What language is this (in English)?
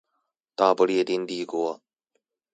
Chinese